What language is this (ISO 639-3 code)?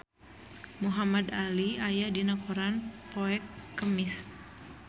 sun